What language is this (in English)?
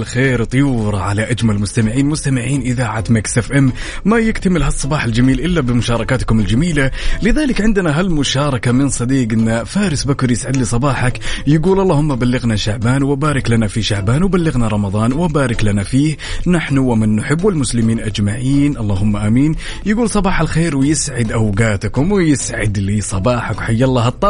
Arabic